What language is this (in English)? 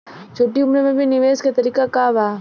Bhojpuri